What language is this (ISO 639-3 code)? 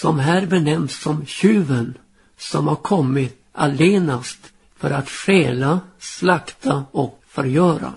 swe